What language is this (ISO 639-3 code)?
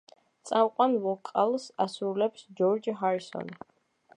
kat